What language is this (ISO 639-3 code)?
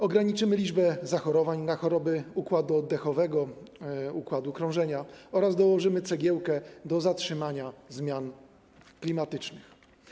pol